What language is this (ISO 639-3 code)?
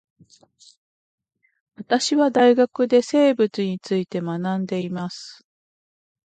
jpn